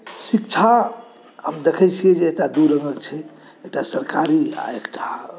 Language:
Maithili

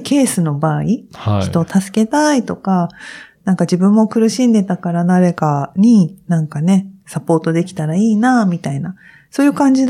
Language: Japanese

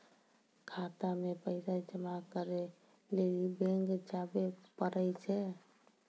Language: Maithili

